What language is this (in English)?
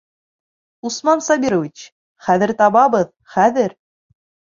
Bashkir